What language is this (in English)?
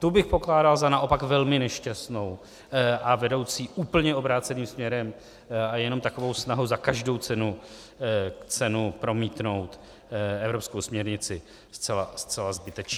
Czech